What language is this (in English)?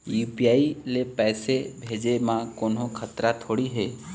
Chhattisgarhi